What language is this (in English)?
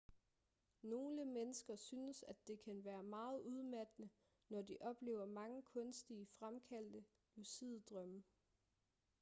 Danish